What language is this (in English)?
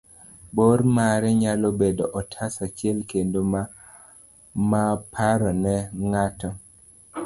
Luo (Kenya and Tanzania)